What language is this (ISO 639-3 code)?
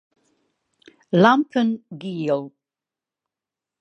fry